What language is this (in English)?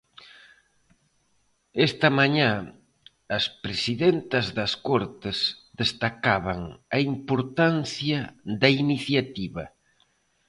Galician